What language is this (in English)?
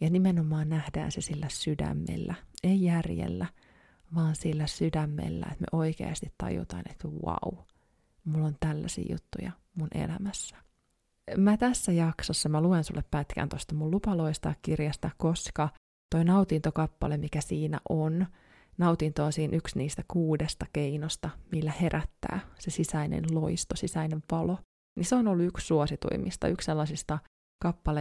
Finnish